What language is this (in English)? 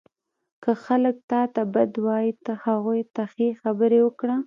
Pashto